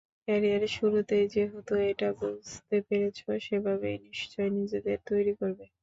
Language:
Bangla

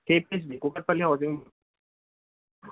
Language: Telugu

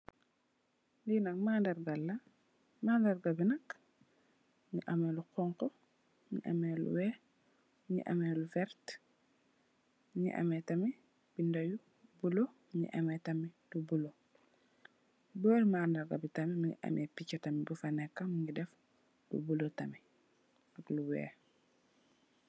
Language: Wolof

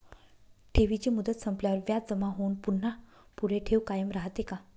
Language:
Marathi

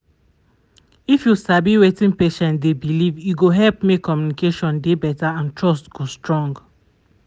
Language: Nigerian Pidgin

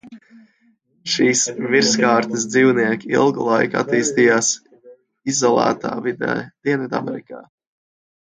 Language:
Latvian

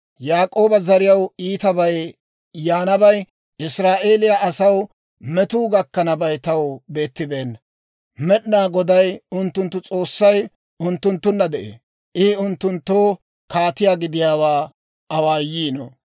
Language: Dawro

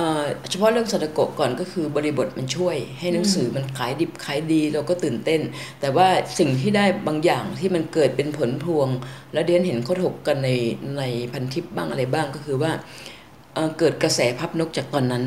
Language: Thai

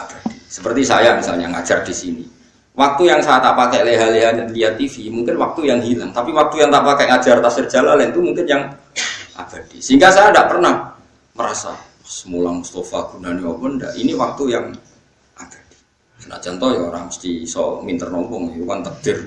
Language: Indonesian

